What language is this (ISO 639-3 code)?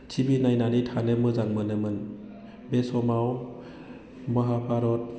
brx